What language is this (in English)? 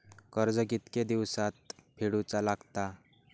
Marathi